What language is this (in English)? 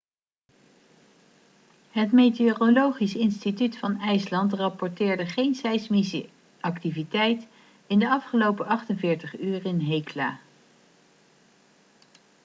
Dutch